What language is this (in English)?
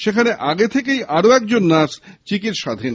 Bangla